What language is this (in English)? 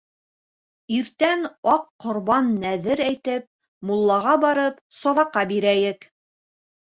Bashkir